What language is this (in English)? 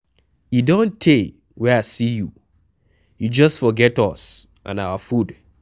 Nigerian Pidgin